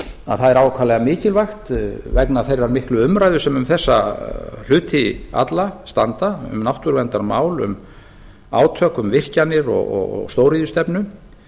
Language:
Icelandic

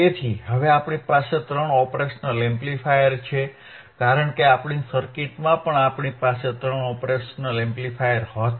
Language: Gujarati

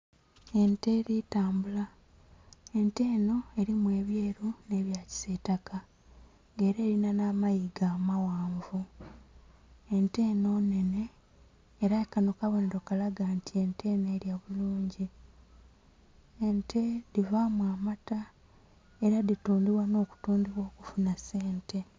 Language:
Soga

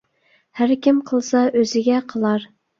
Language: Uyghur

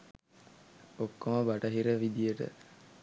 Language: Sinhala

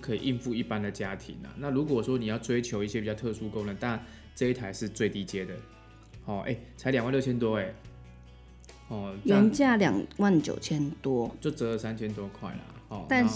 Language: Chinese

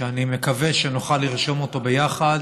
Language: Hebrew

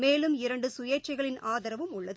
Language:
Tamil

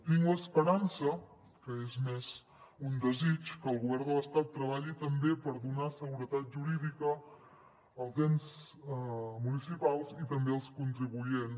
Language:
Catalan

